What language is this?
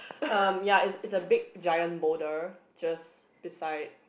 English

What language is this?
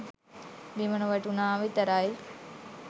Sinhala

